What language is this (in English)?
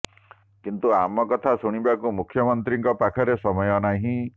Odia